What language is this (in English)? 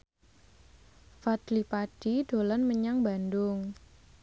Javanese